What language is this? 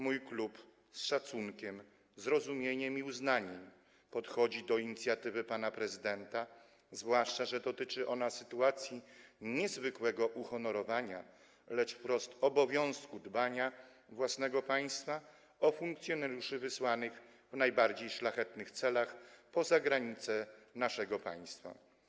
Polish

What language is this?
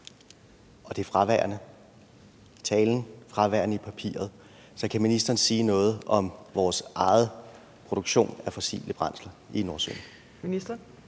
Danish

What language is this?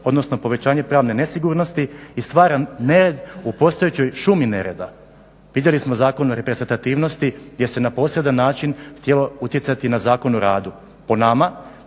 Croatian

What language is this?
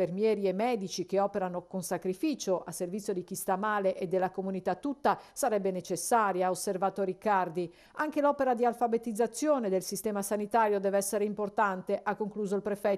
Italian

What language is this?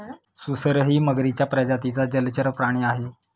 Marathi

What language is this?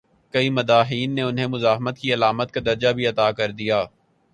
Urdu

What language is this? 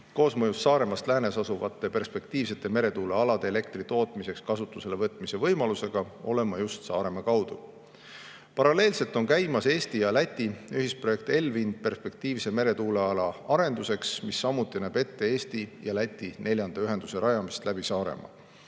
Estonian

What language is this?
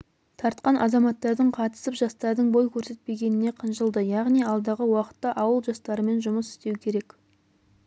Kazakh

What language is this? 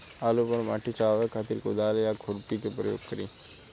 Bhojpuri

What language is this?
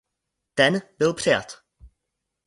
Czech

